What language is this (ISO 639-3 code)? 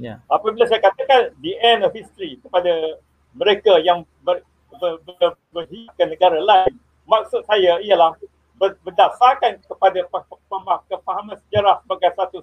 msa